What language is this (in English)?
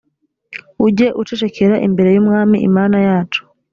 Kinyarwanda